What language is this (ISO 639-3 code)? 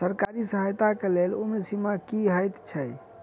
mai